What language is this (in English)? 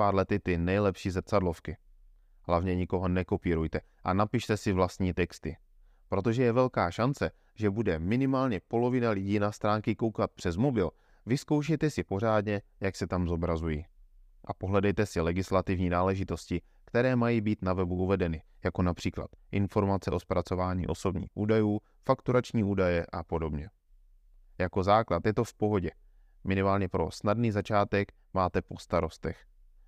Czech